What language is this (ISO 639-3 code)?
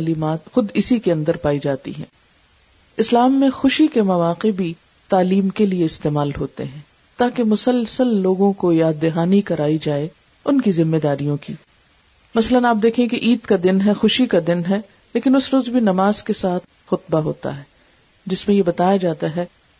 urd